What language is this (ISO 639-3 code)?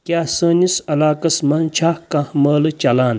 kas